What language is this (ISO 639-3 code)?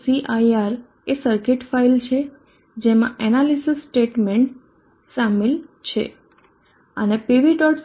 guj